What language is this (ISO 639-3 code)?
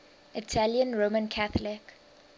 eng